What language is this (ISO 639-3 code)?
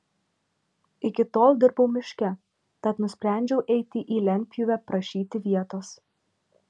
lit